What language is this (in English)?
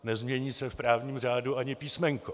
Czech